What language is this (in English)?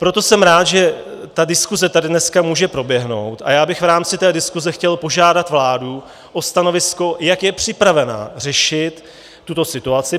Czech